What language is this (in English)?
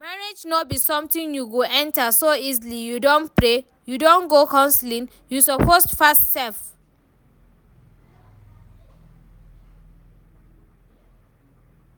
Nigerian Pidgin